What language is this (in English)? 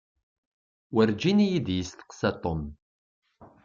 Kabyle